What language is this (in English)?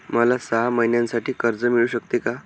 Marathi